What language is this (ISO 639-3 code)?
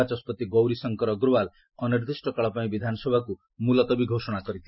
ori